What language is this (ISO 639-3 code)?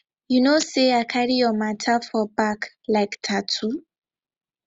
pcm